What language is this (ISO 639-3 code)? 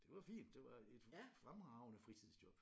dan